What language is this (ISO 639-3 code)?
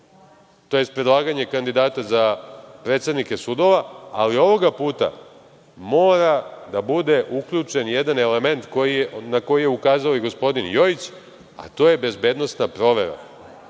srp